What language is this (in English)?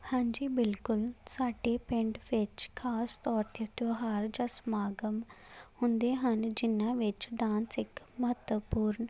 Punjabi